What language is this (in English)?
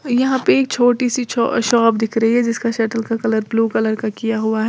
Hindi